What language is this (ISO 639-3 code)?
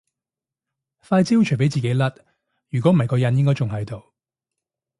yue